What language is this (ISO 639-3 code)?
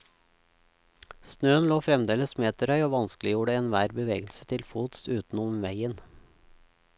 nor